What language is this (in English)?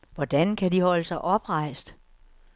Danish